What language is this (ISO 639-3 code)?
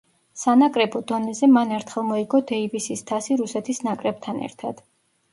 kat